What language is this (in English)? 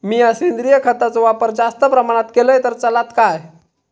Marathi